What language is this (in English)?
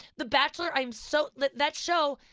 English